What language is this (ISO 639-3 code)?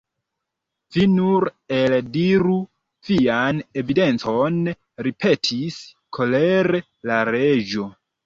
epo